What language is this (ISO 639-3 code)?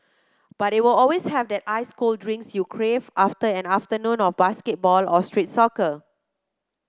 eng